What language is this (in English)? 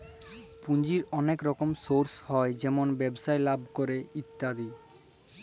Bangla